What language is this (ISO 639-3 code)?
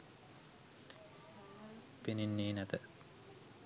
sin